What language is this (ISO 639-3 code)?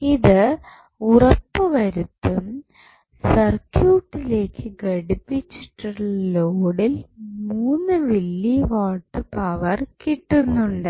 mal